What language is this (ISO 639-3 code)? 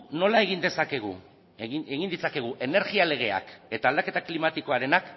eus